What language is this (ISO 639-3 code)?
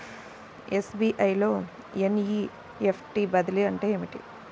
tel